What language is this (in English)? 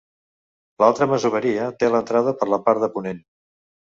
Catalan